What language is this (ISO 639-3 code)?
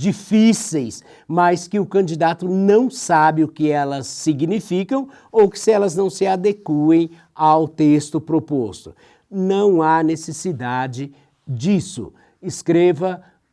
por